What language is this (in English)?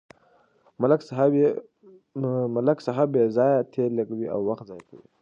Pashto